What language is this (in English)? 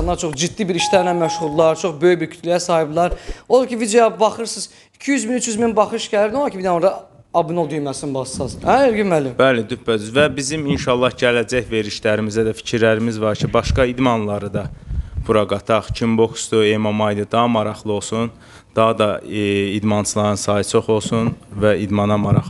Turkish